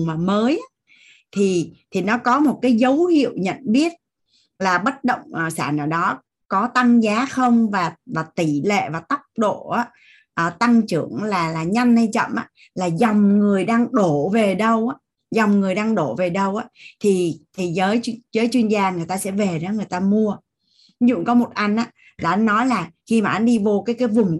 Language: Vietnamese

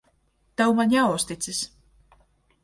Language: Latvian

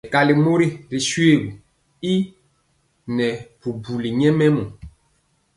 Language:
Mpiemo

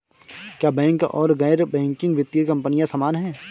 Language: Hindi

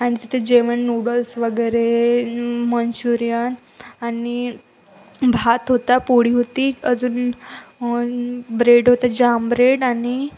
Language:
Marathi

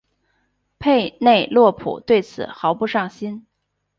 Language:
Chinese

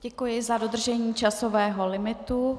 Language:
Czech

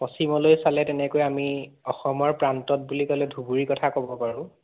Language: Assamese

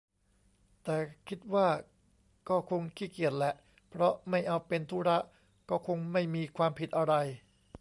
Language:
Thai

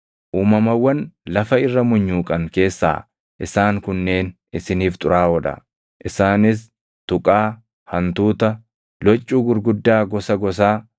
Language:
Oromo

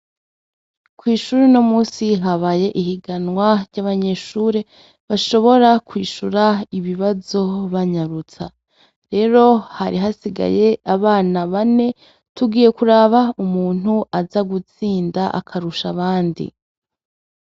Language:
Rundi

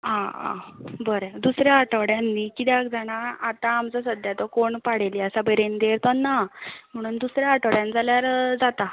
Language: Konkani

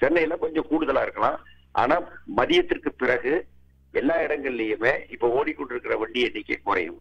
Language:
Tamil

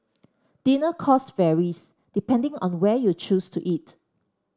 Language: English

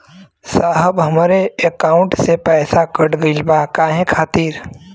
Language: Bhojpuri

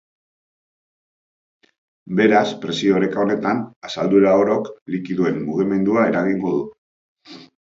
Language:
Basque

